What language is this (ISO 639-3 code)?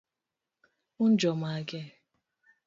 luo